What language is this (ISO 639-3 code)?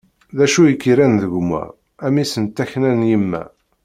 kab